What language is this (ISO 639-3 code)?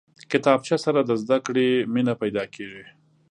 pus